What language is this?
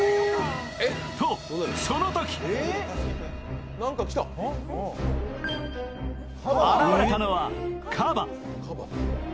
Japanese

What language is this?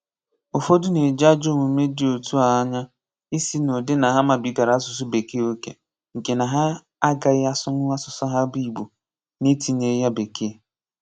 Igbo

